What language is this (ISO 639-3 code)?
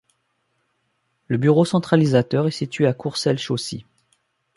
fra